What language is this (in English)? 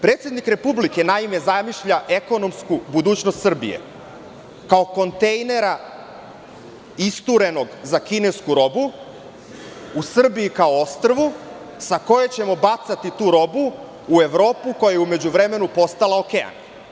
Serbian